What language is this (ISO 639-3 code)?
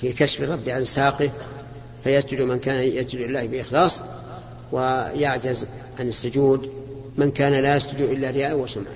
ara